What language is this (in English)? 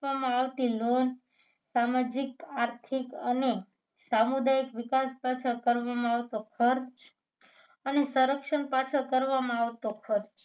Gujarati